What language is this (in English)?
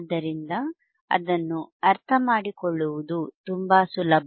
Kannada